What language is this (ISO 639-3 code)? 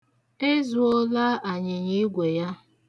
ibo